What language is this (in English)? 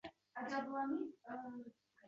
Uzbek